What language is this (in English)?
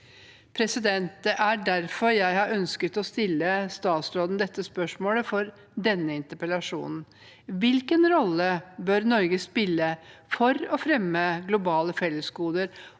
Norwegian